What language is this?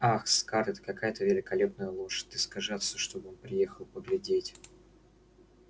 Russian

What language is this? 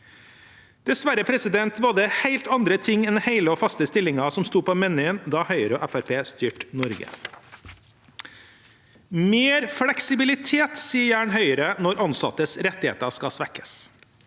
Norwegian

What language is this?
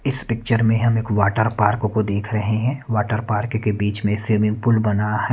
Hindi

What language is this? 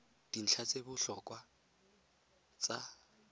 Tswana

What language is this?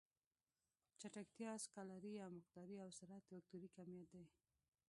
Pashto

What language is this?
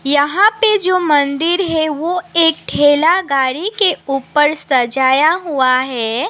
Hindi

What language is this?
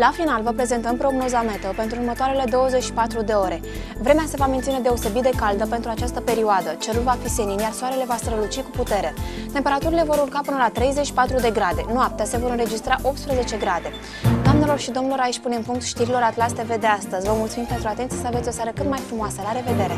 Romanian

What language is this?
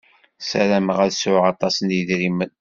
Kabyle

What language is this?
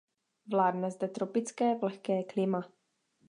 Czech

